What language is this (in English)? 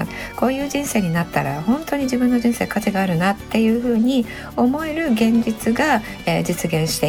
Japanese